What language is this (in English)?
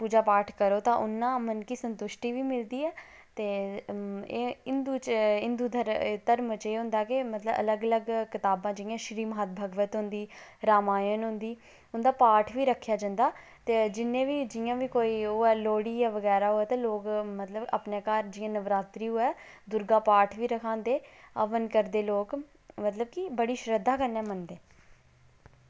Dogri